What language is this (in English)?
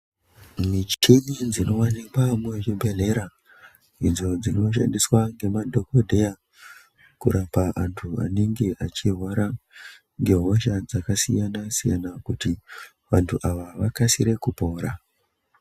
Ndau